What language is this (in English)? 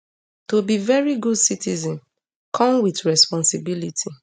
Nigerian Pidgin